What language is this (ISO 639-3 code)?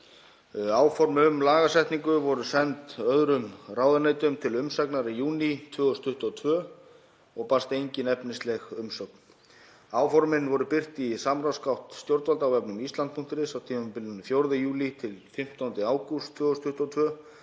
isl